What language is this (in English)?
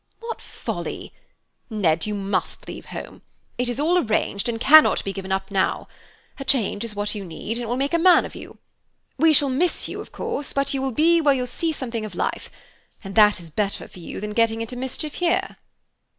English